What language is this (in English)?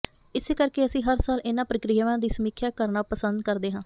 Punjabi